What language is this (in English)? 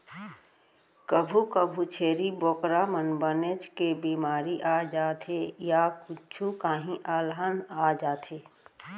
Chhattisgarhi